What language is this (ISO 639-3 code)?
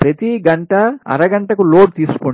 tel